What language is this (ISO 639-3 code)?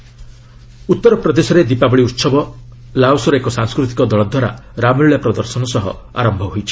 ori